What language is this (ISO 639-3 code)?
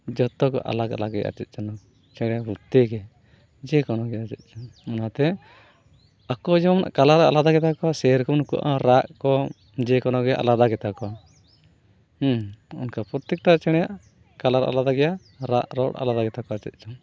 sat